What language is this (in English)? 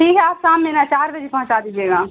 Urdu